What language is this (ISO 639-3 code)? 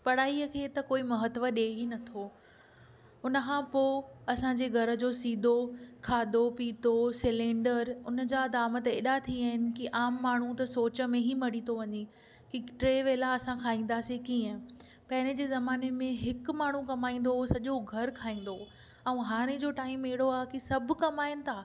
snd